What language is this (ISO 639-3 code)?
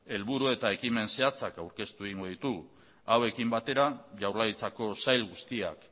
eus